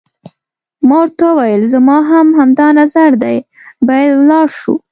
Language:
Pashto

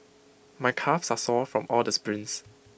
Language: English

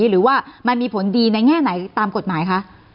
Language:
Thai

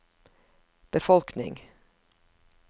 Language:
Norwegian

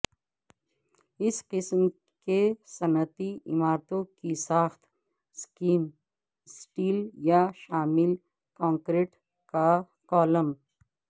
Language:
Urdu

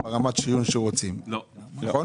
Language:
Hebrew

